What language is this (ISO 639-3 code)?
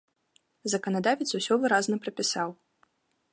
bel